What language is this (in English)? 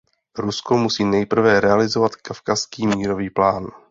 Czech